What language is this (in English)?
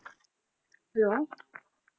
Punjabi